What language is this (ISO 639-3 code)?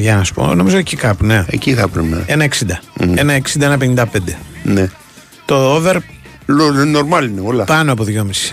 ell